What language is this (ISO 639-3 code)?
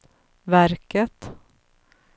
swe